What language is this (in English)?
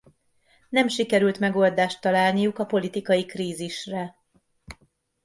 Hungarian